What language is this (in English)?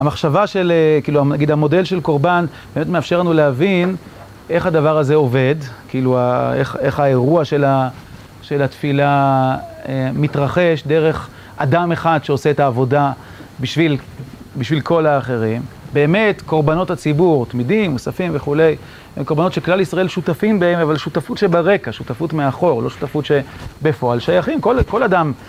Hebrew